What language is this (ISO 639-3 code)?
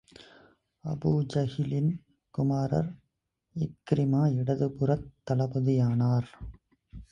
tam